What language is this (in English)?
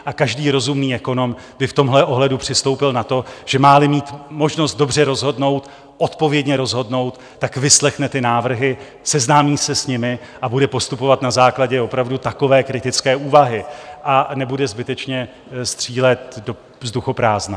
Czech